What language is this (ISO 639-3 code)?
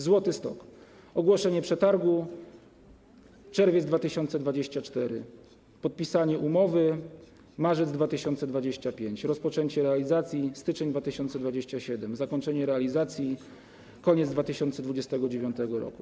pol